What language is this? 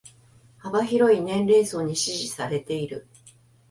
Japanese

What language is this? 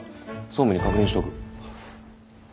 Japanese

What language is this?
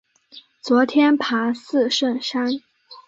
Chinese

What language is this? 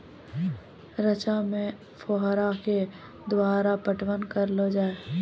Maithili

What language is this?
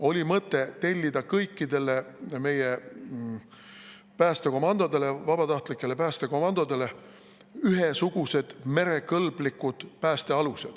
Estonian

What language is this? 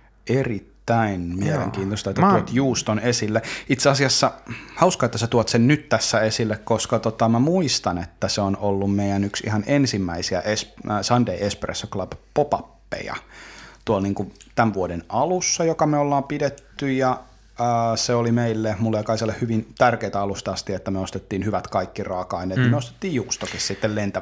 Finnish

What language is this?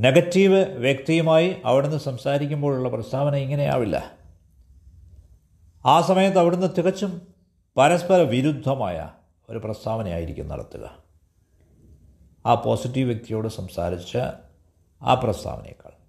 Malayalam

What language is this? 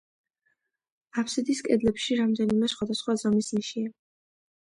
Georgian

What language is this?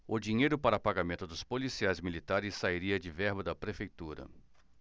Portuguese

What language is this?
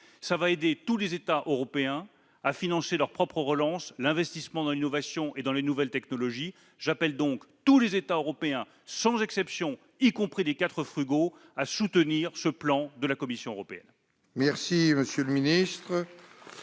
French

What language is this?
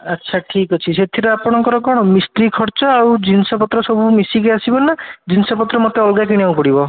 Odia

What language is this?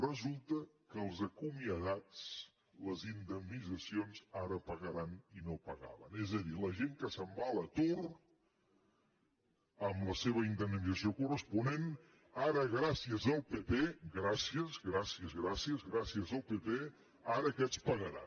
Catalan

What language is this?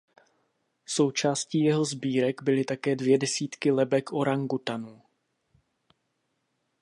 Czech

